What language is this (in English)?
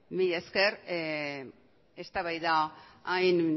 Basque